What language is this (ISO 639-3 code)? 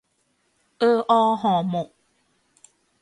tha